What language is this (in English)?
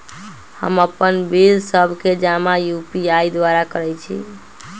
Magahi